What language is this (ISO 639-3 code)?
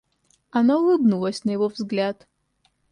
rus